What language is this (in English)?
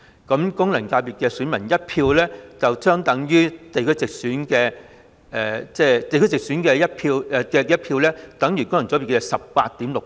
Cantonese